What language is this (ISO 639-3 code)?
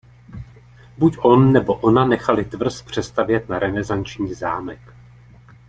ces